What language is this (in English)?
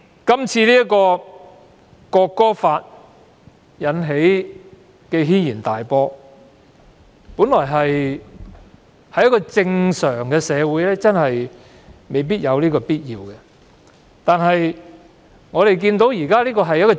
Cantonese